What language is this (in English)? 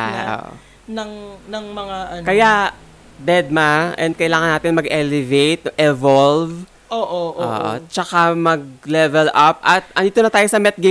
Filipino